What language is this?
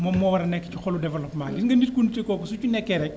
Wolof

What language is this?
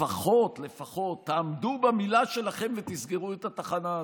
Hebrew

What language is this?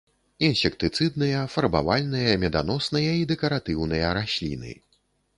Belarusian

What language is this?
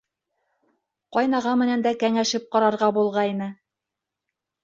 Bashkir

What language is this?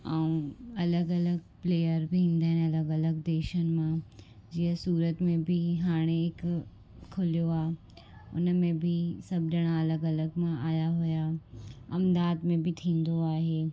Sindhi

